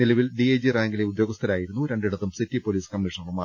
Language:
Malayalam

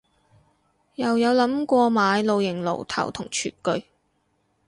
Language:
Cantonese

